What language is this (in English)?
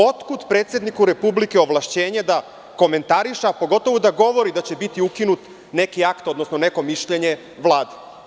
Serbian